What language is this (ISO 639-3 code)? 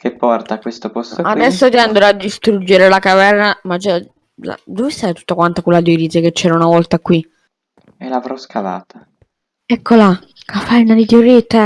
ita